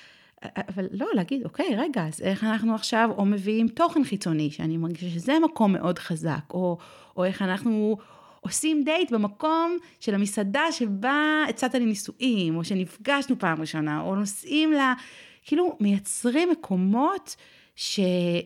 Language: Hebrew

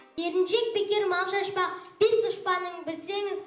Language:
Kazakh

